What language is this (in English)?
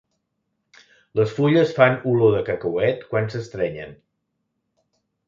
Catalan